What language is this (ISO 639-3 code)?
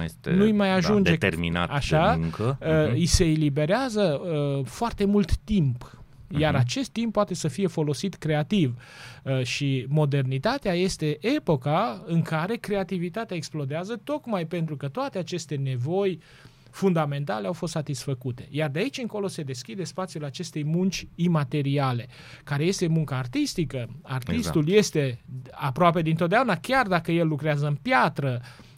ron